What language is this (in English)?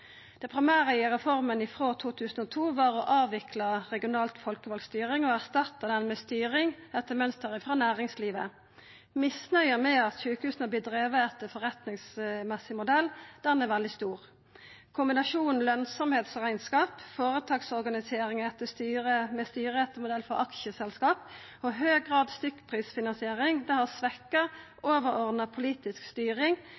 Norwegian Nynorsk